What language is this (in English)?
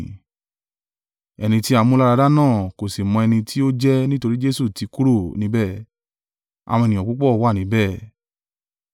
Yoruba